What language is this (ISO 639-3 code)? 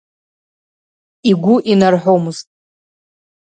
abk